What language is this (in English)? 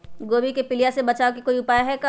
Magahi